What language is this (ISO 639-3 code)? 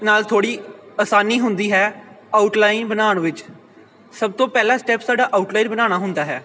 pan